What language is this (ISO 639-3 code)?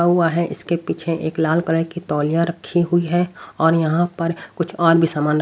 hin